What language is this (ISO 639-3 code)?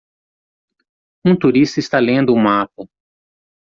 por